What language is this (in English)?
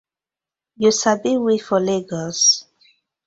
Nigerian Pidgin